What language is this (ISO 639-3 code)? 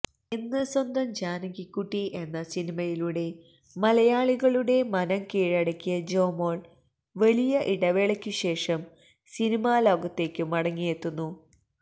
mal